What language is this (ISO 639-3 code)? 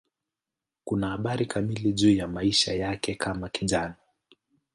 swa